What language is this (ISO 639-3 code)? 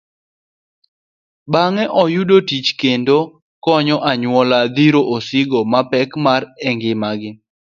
luo